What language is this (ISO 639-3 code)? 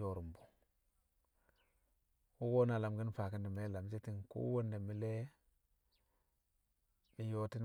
kcq